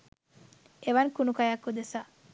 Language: Sinhala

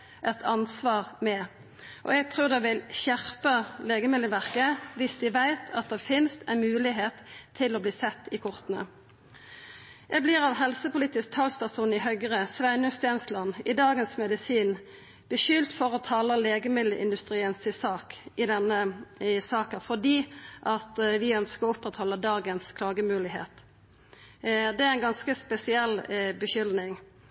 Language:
Norwegian Nynorsk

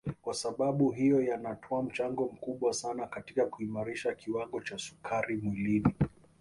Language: Swahili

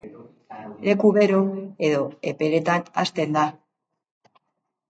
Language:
Basque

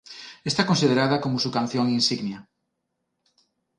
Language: Spanish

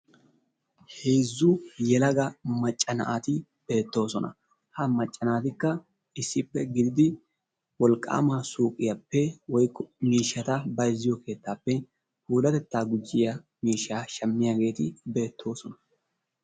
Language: Wolaytta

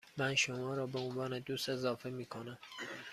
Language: Persian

